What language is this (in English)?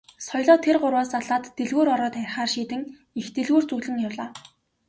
Mongolian